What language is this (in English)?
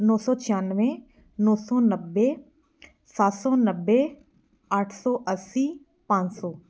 Punjabi